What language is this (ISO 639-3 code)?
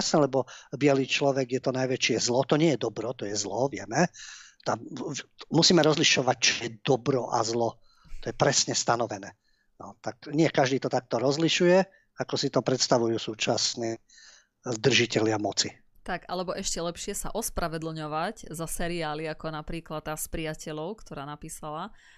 slk